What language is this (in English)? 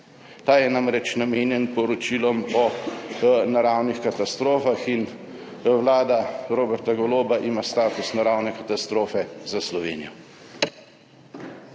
Slovenian